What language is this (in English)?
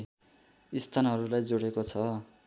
Nepali